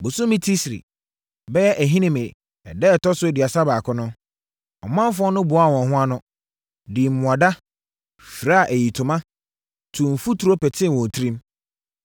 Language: Akan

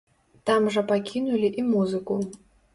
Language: Belarusian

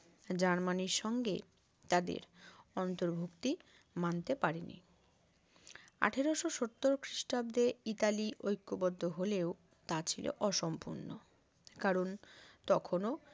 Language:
Bangla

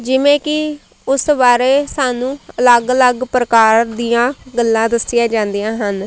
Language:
Punjabi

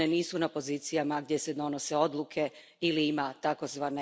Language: Croatian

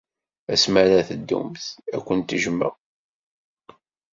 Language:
Kabyle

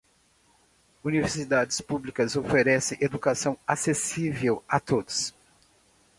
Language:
Portuguese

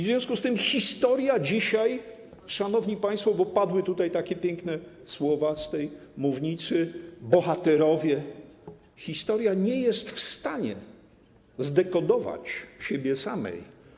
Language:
Polish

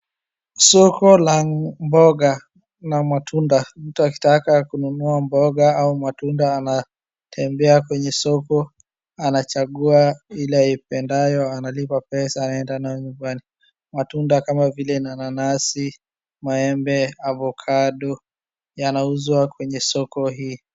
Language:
Swahili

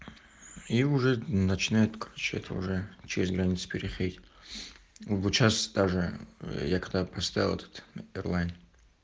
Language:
Russian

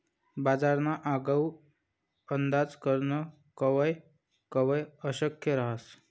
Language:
Marathi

